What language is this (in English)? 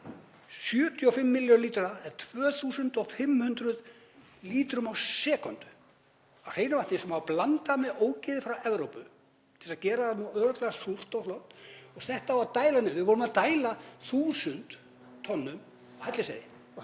Icelandic